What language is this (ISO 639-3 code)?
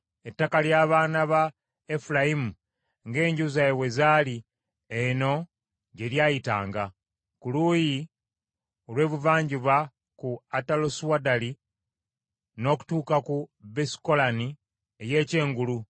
lug